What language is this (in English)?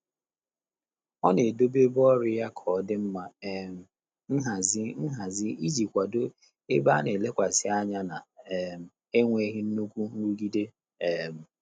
Igbo